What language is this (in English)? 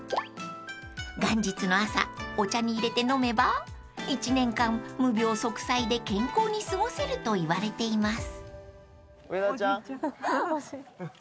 Japanese